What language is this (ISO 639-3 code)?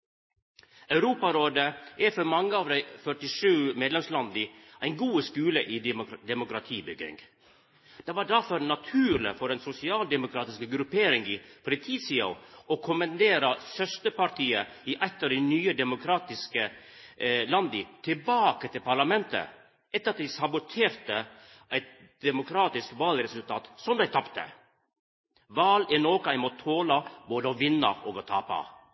nno